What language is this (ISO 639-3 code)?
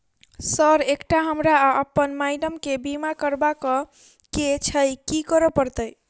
mai